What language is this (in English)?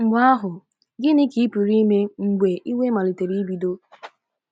Igbo